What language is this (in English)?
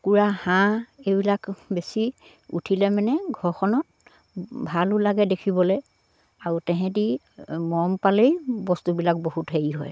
Assamese